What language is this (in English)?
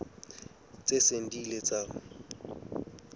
Southern Sotho